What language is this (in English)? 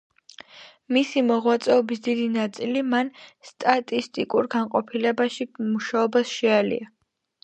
Georgian